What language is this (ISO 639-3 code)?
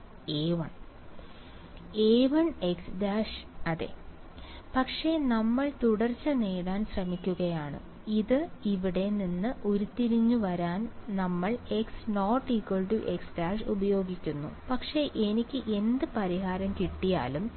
mal